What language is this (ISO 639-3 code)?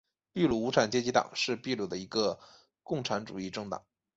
zho